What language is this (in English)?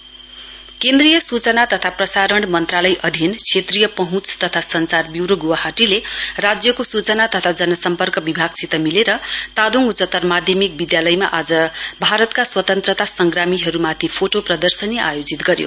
Nepali